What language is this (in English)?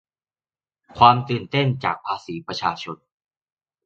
Thai